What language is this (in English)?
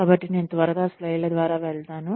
Telugu